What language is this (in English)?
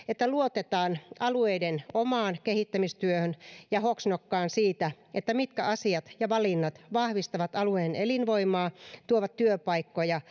Finnish